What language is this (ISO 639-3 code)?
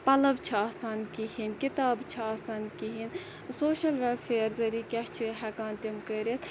kas